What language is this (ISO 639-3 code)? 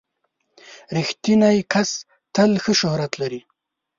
pus